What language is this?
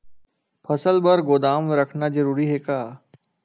Chhattisgarhi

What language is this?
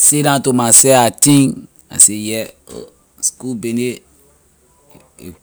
Liberian English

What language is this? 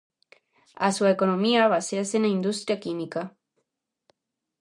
Galician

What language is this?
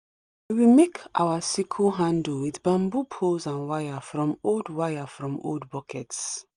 Nigerian Pidgin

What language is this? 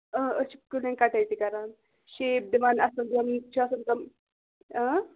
Kashmiri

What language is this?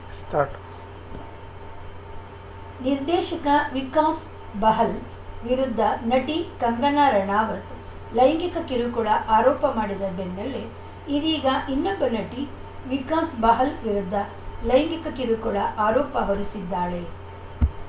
Kannada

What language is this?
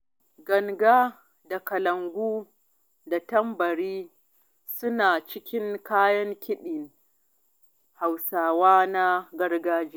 Hausa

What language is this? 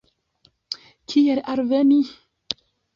Esperanto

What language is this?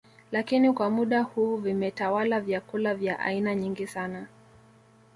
Swahili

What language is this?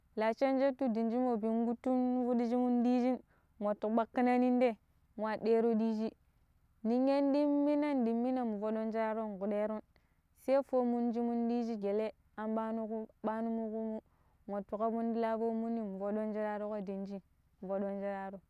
Pero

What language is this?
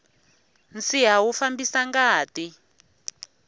Tsonga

